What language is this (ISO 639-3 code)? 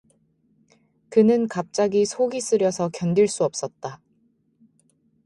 kor